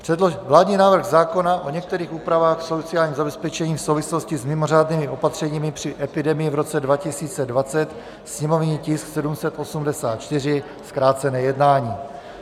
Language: Czech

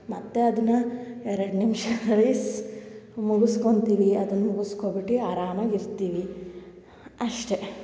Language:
Kannada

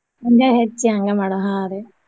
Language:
Kannada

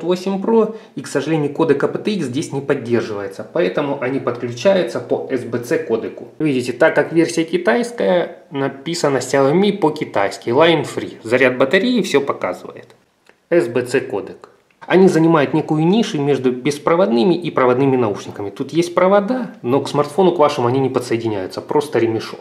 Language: Russian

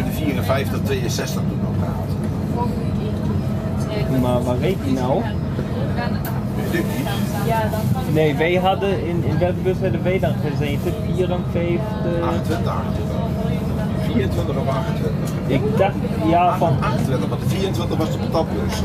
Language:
Dutch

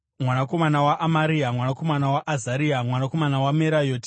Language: Shona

